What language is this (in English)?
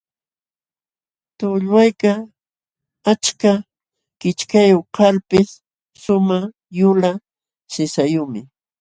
Jauja Wanca Quechua